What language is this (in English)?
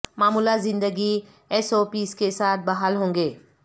Urdu